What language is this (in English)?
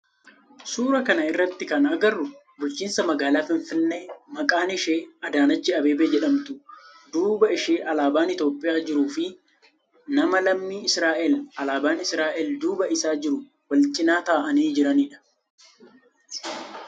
Oromo